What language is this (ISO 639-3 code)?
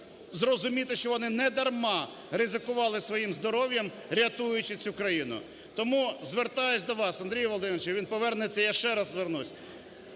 ukr